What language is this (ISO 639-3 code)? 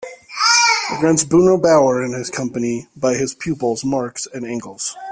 eng